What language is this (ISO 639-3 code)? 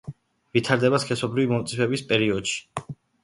kat